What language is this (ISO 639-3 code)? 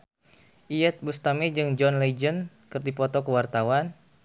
sun